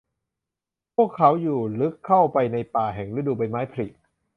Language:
Thai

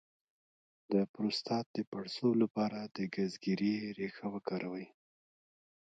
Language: Pashto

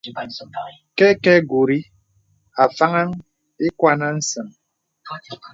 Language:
Bebele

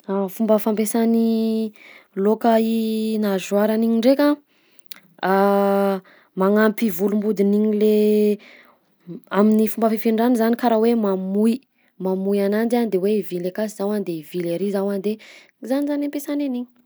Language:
Southern Betsimisaraka Malagasy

